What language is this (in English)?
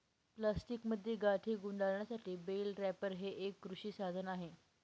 Marathi